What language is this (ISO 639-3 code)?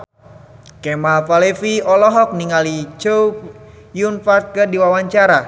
sun